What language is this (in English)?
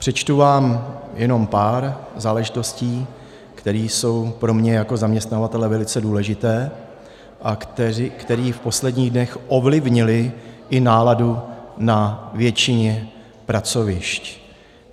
Czech